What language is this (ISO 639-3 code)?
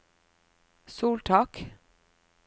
nor